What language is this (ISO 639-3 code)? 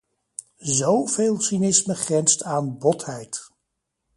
nld